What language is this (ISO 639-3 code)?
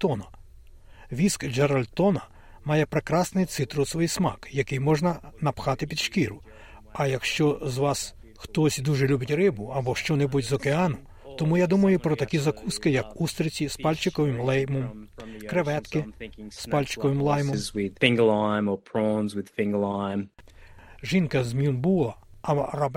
ukr